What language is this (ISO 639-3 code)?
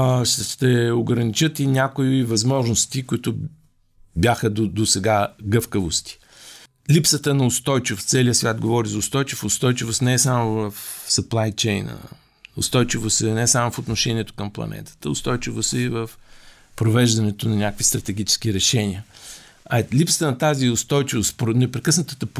bul